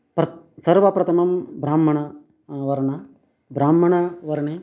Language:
Sanskrit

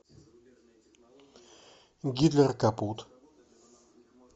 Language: Russian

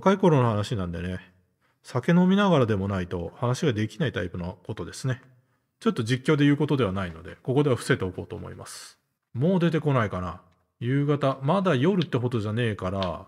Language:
Japanese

